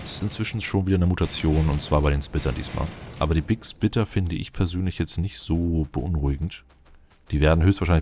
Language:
German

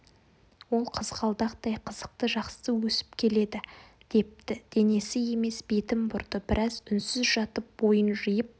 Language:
Kazakh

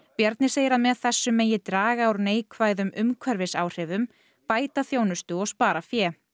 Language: Icelandic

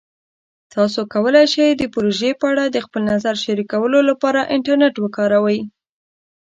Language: Pashto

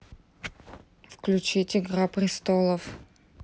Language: Russian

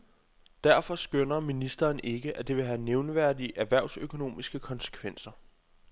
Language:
Danish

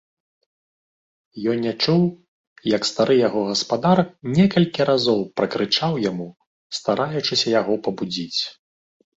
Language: Belarusian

